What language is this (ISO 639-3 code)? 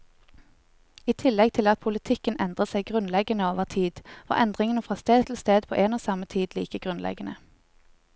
nor